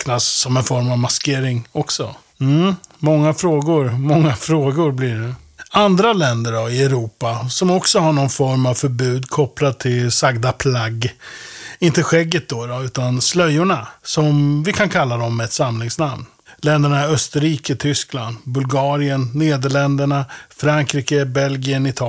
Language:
Swedish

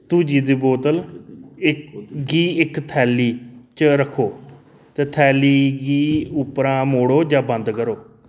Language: Dogri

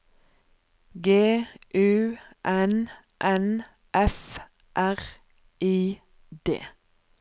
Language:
Norwegian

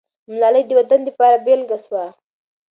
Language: Pashto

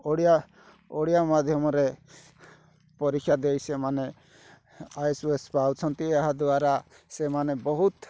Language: Odia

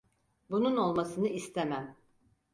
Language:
Turkish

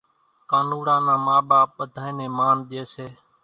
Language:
Kachi Koli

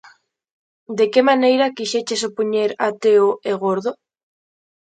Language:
Galician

